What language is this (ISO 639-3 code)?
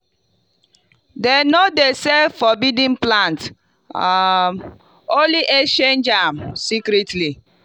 pcm